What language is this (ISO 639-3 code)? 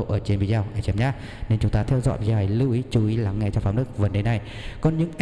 vie